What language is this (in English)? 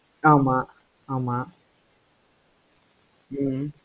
Tamil